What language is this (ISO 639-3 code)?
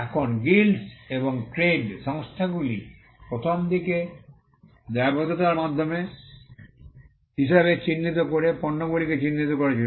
ben